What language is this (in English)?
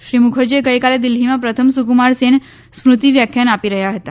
Gujarati